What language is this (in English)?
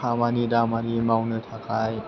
Bodo